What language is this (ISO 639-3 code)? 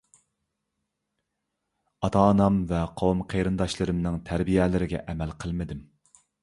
uig